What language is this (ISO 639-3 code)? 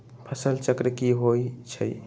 mag